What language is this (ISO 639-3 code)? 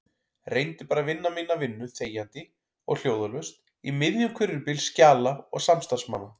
isl